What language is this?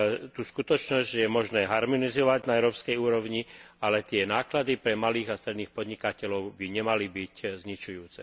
Slovak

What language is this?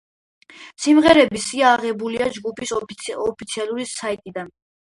Georgian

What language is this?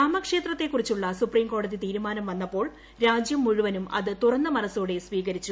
Malayalam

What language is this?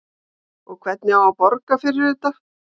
Icelandic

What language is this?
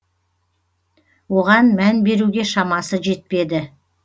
Kazakh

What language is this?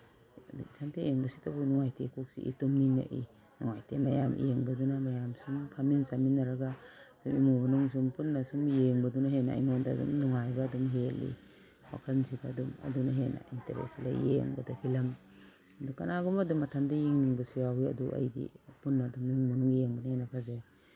Manipuri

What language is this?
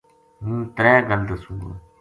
Gujari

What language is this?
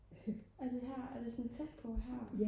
Danish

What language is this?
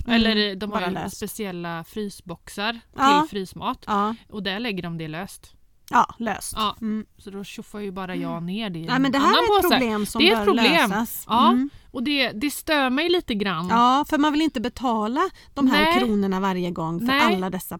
Swedish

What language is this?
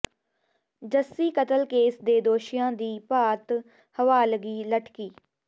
Punjabi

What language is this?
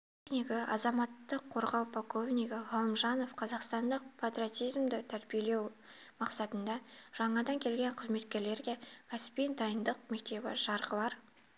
Kazakh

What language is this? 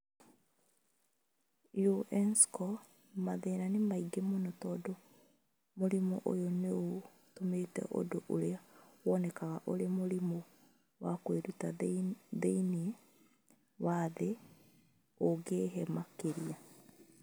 Kikuyu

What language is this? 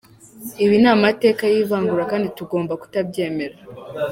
Kinyarwanda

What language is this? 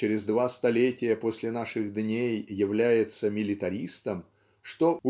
Russian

